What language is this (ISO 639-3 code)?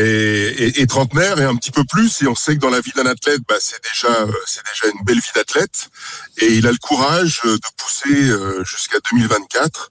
fra